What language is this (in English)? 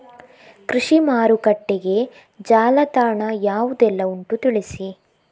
Kannada